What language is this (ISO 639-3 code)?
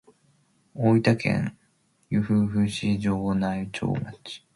jpn